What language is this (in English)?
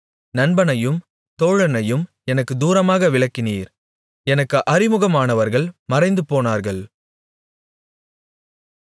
Tamil